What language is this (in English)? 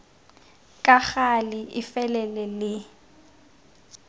Tswana